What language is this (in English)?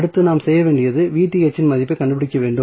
Tamil